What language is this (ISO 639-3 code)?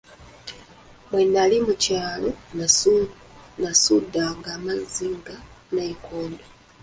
lug